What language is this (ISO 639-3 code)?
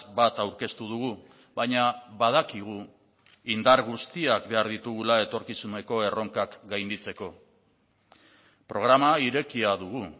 eus